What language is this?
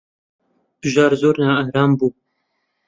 Central Kurdish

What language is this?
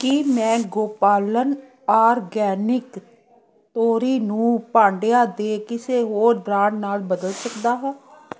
Punjabi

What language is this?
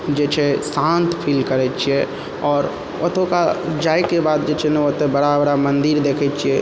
Maithili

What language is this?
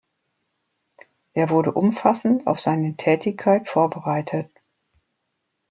German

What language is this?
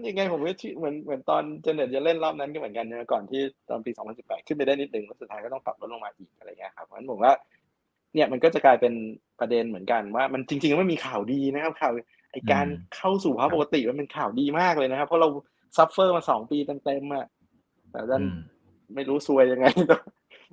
Thai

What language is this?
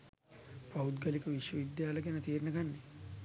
Sinhala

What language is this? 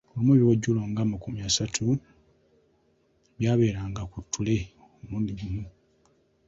Ganda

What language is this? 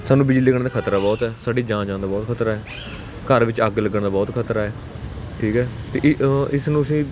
Punjabi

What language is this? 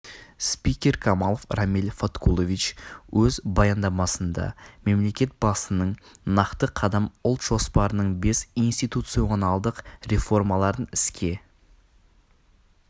Kazakh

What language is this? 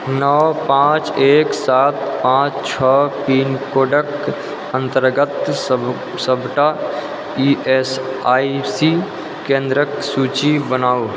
Maithili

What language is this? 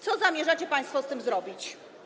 Polish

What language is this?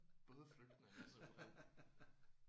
Danish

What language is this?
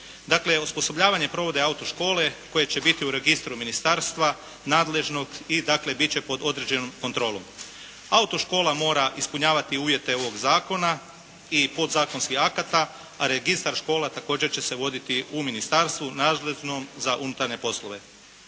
Croatian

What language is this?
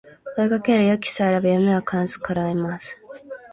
Japanese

